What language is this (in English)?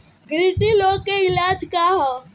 Bhojpuri